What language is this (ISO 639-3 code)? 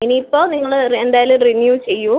mal